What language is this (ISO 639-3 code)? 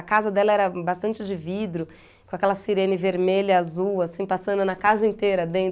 por